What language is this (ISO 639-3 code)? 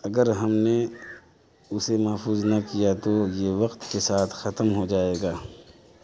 urd